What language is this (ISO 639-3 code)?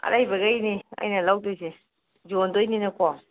mni